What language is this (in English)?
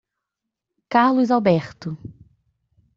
Portuguese